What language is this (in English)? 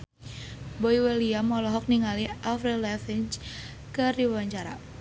Sundanese